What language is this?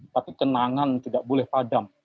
Indonesian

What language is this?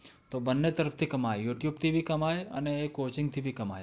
Gujarati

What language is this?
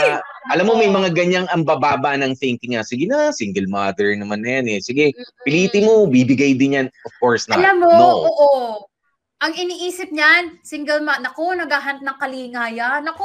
Filipino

